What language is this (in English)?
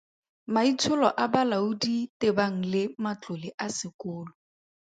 Tswana